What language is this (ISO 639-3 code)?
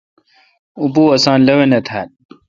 xka